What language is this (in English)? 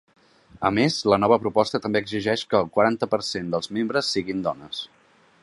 Catalan